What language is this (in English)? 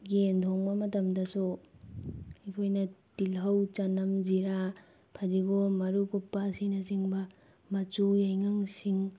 Manipuri